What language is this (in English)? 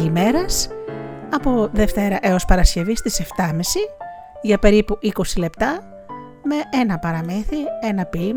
Greek